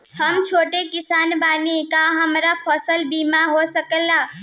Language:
Bhojpuri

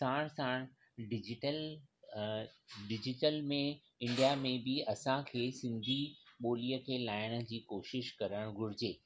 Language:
Sindhi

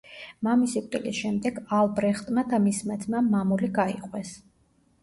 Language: Georgian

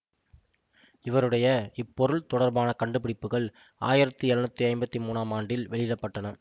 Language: Tamil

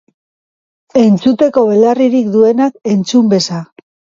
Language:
Basque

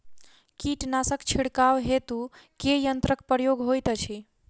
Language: Maithili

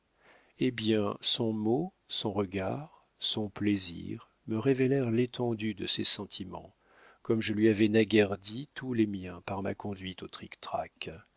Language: French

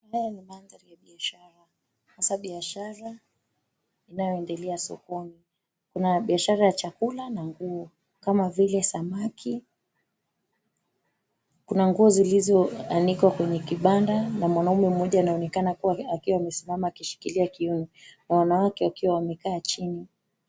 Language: Swahili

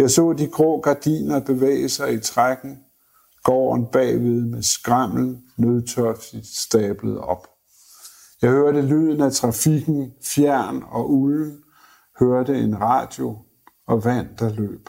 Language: Danish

